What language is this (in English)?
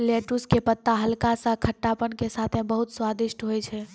Maithili